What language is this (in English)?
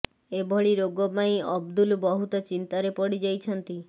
Odia